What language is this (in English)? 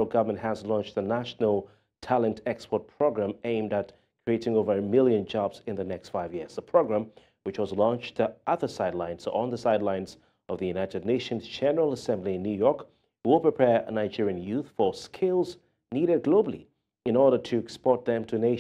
English